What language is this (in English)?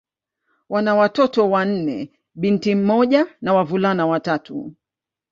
Swahili